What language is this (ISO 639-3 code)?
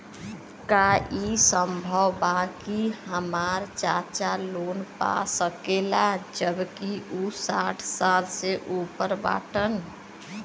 bho